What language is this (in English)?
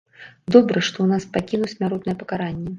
Belarusian